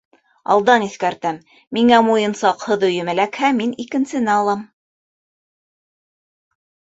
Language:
Bashkir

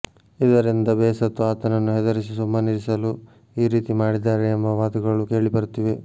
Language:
Kannada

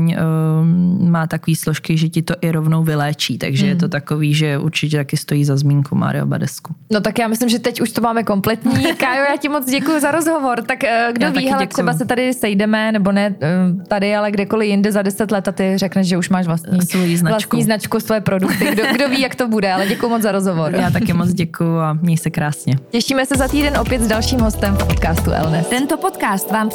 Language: Czech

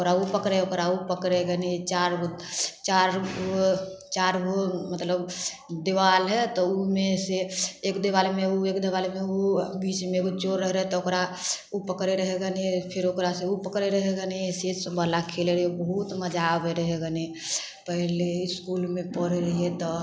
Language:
Maithili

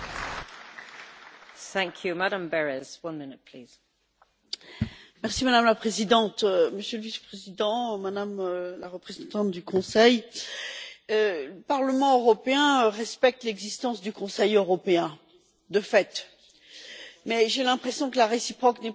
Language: French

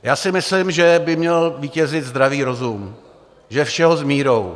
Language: Czech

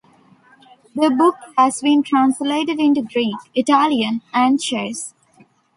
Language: English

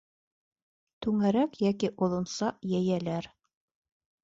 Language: Bashkir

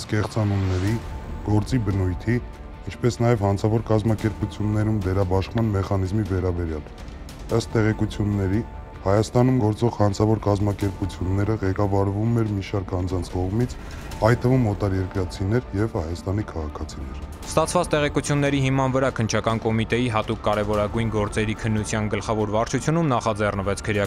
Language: Romanian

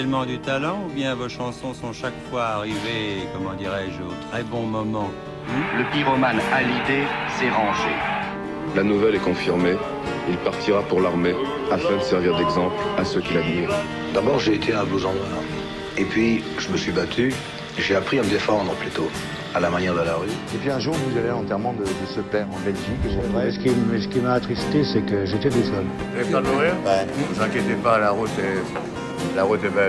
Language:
French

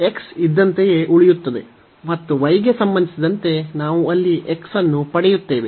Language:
Kannada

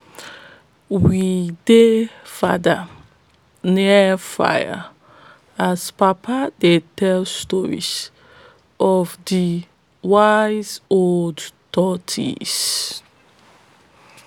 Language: Nigerian Pidgin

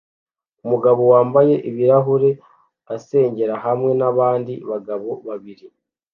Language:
Kinyarwanda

